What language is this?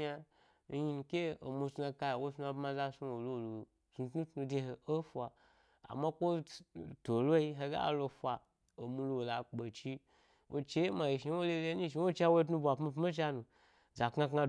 Gbari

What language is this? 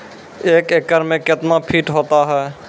Maithili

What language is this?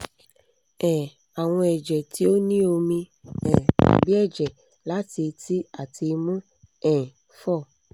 Yoruba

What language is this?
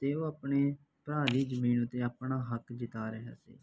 Punjabi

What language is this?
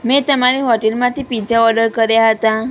Gujarati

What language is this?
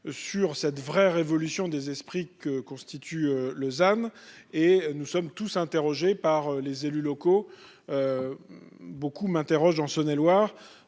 French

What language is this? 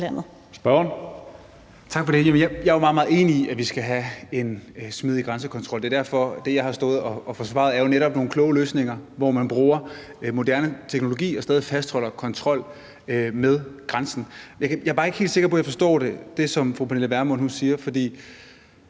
Danish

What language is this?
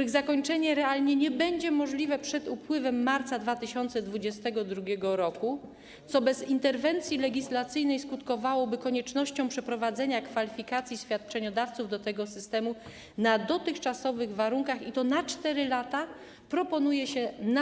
Polish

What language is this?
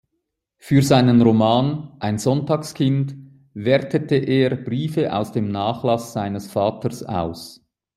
German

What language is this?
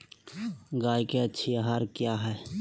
Magahi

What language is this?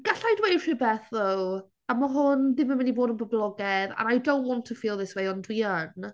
Welsh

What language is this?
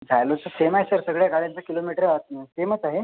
Marathi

